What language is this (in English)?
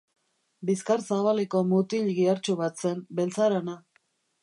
Basque